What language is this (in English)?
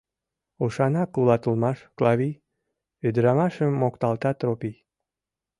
Mari